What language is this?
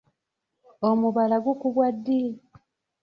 Ganda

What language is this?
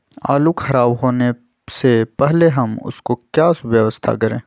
Magahi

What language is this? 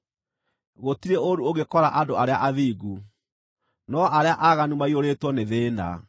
Kikuyu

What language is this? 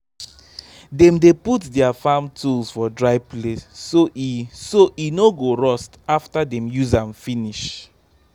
Nigerian Pidgin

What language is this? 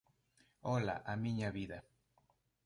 Galician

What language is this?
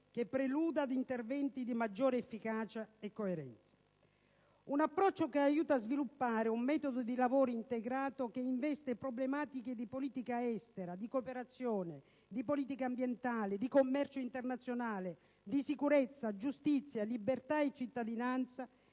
Italian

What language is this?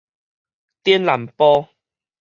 Min Nan Chinese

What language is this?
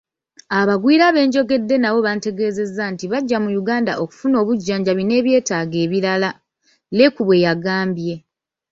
Ganda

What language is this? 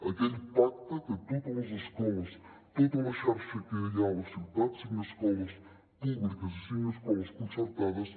Catalan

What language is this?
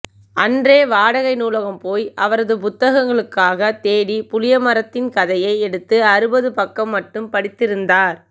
Tamil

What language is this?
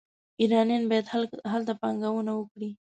Pashto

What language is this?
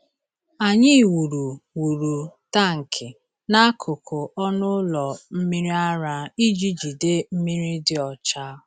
Igbo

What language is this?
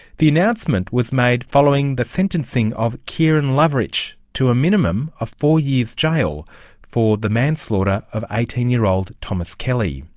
English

